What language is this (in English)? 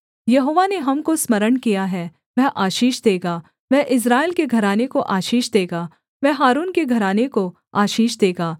Hindi